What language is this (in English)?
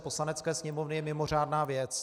Czech